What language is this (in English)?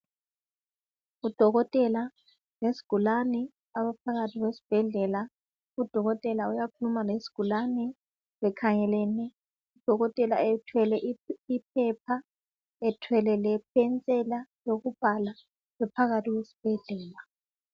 North Ndebele